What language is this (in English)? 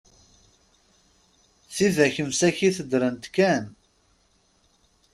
Kabyle